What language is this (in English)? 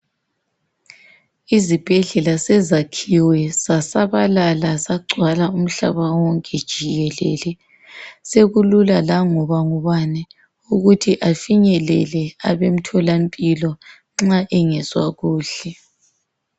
North Ndebele